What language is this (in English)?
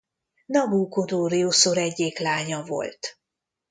Hungarian